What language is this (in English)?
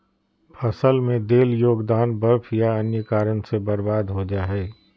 Magahi